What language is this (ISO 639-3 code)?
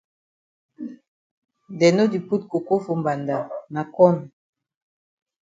wes